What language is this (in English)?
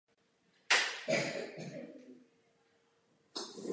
Czech